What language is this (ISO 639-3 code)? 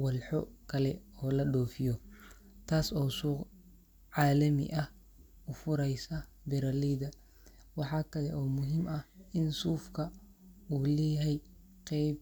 som